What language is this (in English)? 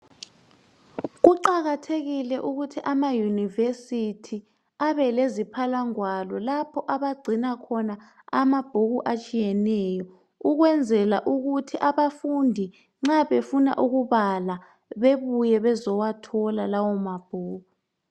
North Ndebele